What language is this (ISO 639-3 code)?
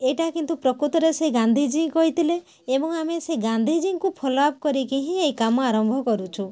ori